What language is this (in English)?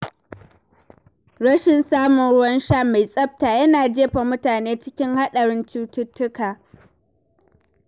Hausa